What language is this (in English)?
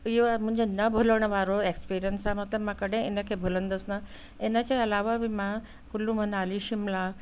Sindhi